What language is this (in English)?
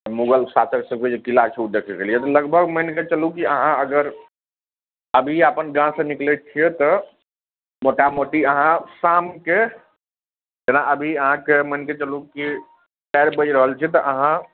Maithili